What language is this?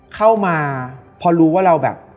Thai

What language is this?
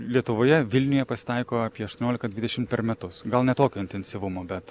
Lithuanian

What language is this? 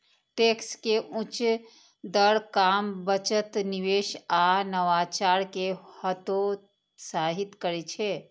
Maithili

